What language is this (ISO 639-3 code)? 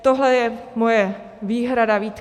ces